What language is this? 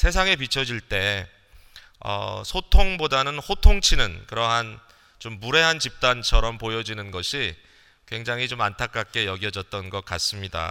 Korean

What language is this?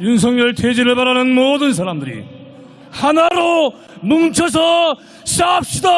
Korean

